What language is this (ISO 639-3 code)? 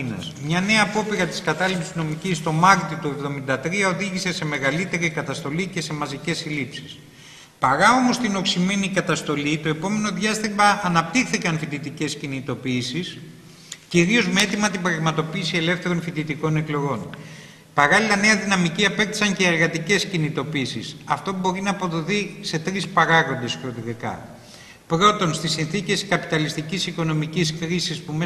ell